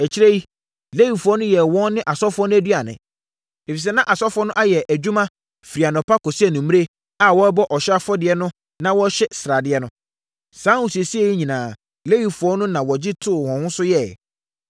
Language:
Akan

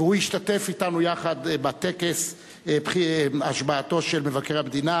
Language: Hebrew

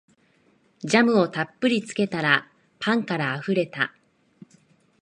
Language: Japanese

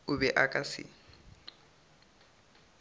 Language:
Northern Sotho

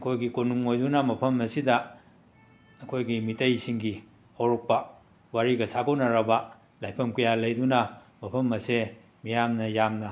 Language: Manipuri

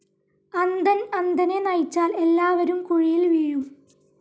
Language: Malayalam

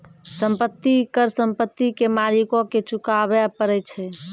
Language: Maithili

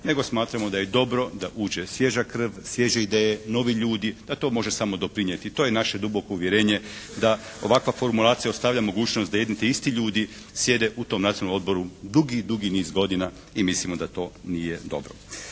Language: Croatian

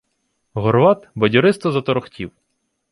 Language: Ukrainian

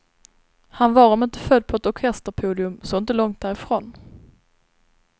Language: Swedish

